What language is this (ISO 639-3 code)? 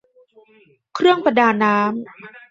tha